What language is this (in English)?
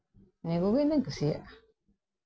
Santali